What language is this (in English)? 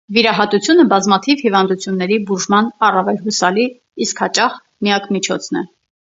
Armenian